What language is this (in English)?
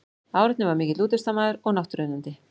Icelandic